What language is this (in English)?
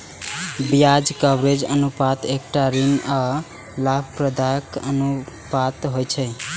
Maithili